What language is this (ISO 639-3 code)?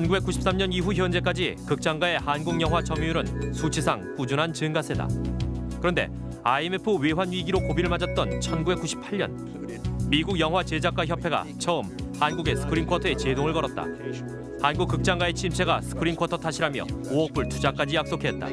kor